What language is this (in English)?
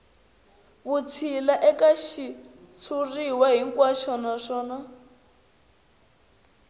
Tsonga